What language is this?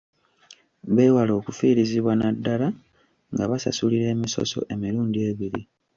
Ganda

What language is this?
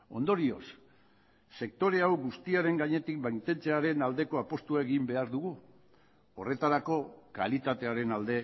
Basque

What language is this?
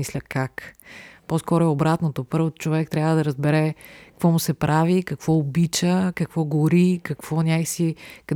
Bulgarian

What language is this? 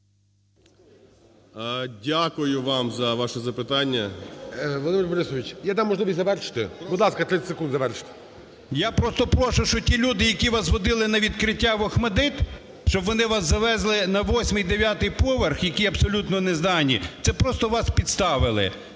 Ukrainian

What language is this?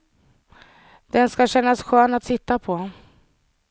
Swedish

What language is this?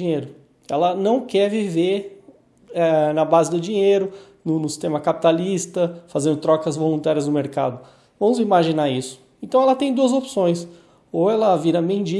Portuguese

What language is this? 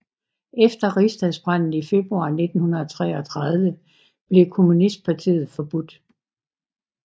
Danish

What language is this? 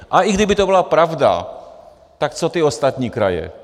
Czech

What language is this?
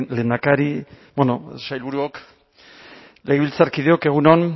Basque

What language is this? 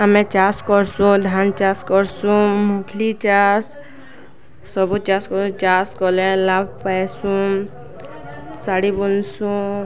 Odia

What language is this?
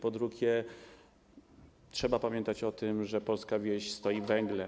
Polish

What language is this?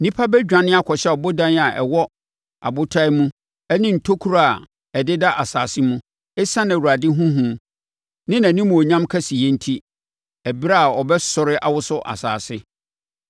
Akan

